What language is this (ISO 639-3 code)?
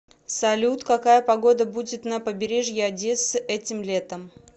rus